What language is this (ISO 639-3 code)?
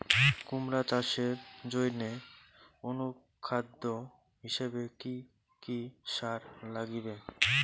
ben